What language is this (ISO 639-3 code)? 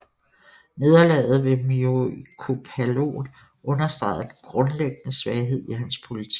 dan